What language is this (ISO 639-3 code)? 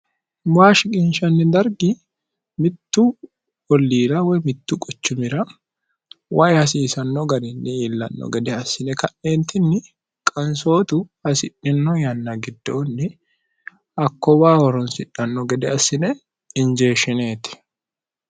sid